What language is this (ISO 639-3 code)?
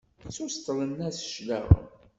kab